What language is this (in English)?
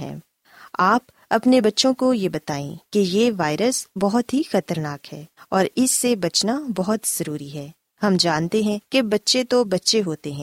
Urdu